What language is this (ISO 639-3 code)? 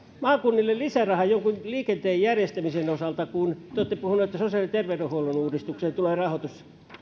fin